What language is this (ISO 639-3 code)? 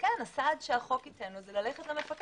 heb